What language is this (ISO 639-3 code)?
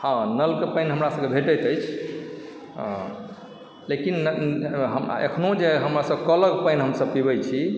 mai